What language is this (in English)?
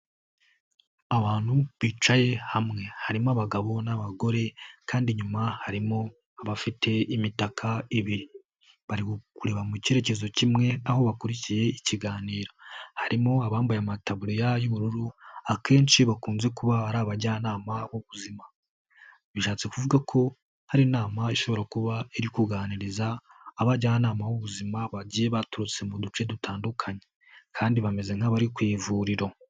Kinyarwanda